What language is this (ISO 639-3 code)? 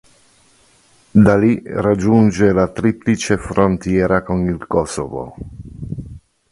ita